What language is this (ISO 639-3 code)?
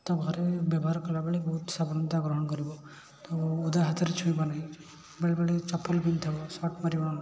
ori